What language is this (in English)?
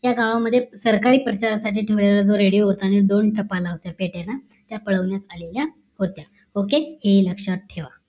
Marathi